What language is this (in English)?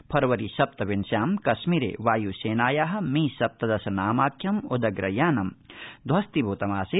Sanskrit